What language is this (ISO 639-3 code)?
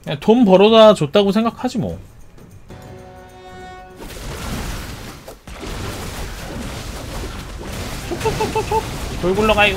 kor